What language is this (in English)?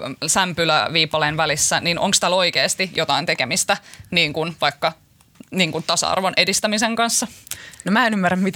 Finnish